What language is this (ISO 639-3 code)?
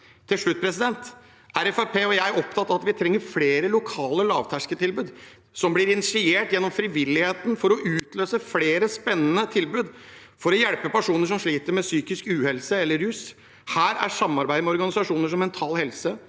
nor